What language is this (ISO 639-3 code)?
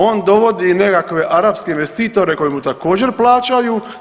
hrv